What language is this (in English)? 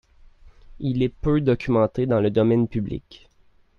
French